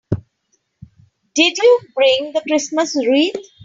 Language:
English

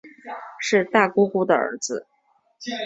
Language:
Chinese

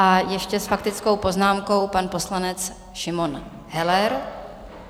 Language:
Czech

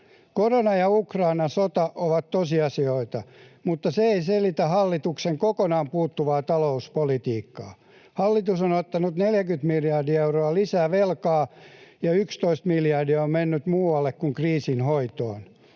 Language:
Finnish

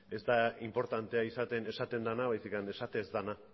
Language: Basque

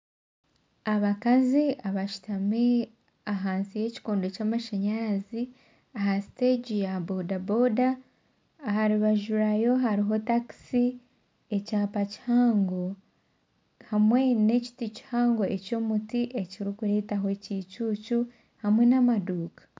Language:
Nyankole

